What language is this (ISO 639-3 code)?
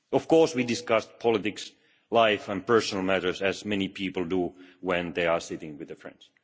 eng